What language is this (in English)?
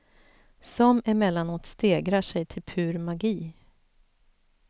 Swedish